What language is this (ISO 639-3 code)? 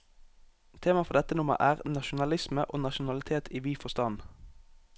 nor